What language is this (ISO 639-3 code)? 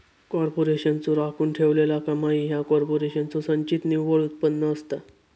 mar